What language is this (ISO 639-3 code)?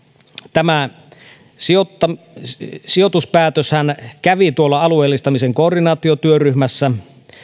fin